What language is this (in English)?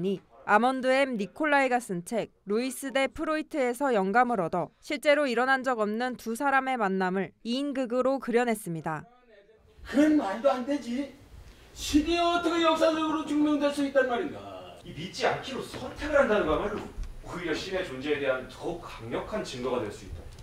Korean